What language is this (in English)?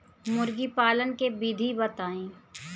Bhojpuri